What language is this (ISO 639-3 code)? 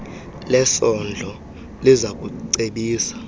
xho